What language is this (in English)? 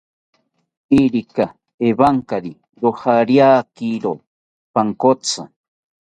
South Ucayali Ashéninka